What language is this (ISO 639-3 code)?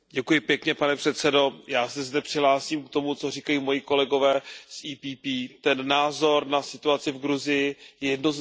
ces